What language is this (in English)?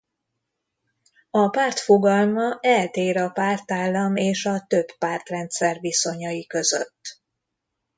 Hungarian